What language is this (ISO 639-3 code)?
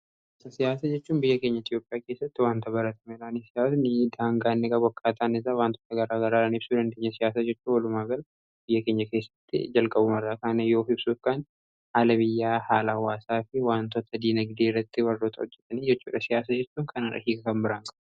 orm